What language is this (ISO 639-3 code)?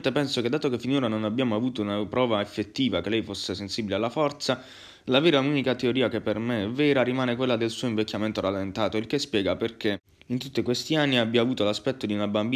ita